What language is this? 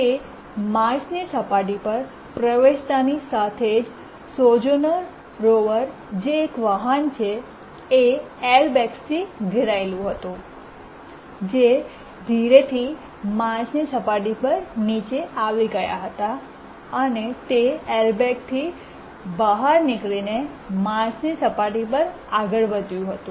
Gujarati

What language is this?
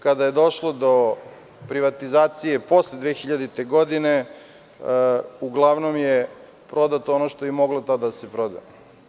Serbian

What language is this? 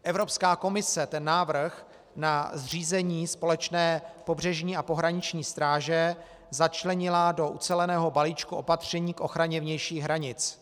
Czech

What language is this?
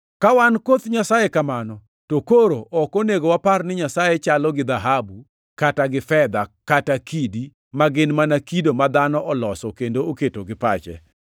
Luo (Kenya and Tanzania)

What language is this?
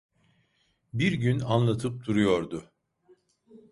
Turkish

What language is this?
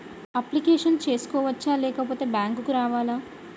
Telugu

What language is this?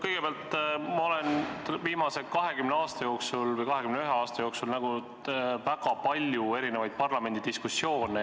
Estonian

